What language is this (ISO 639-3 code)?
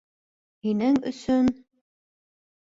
bak